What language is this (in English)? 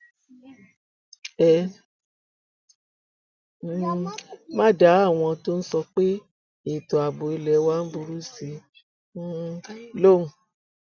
Yoruba